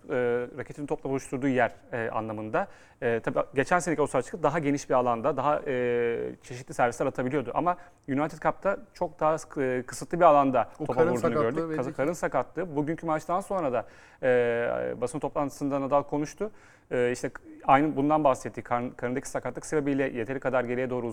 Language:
Turkish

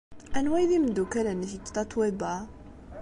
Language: Kabyle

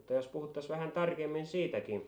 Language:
Finnish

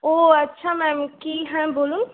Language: Bangla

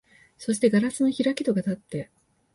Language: Japanese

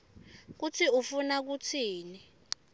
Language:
Swati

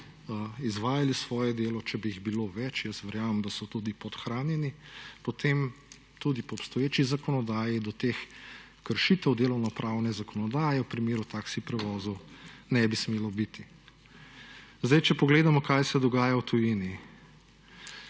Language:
Slovenian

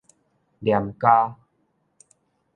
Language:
Min Nan Chinese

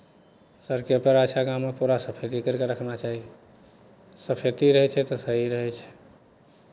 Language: Maithili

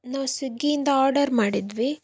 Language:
Kannada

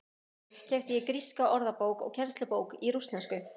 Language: Icelandic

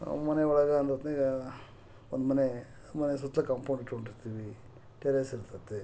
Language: Kannada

